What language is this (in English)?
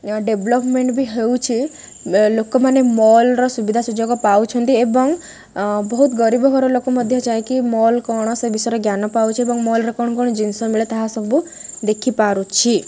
Odia